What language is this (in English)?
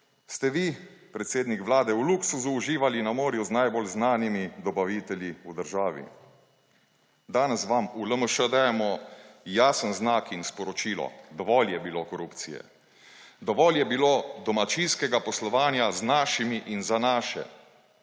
Slovenian